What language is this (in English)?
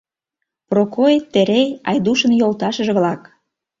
Mari